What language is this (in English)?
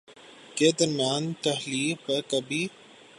Urdu